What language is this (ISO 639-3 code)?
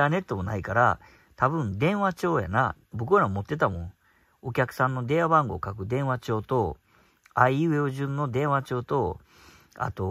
jpn